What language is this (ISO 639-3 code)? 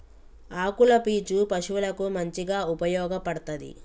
tel